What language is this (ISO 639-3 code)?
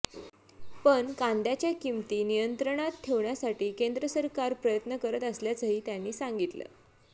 mar